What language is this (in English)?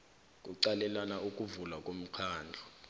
South Ndebele